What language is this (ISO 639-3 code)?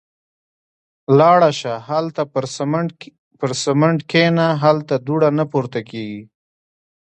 pus